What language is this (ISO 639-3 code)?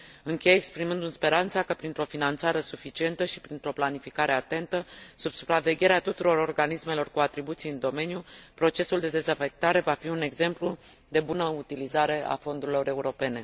ron